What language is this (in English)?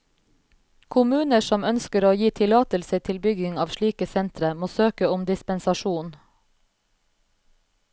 Norwegian